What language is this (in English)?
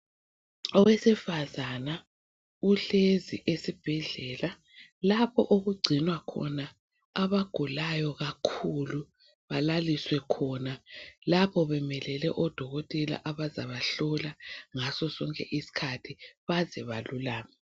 North Ndebele